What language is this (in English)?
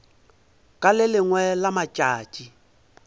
Northern Sotho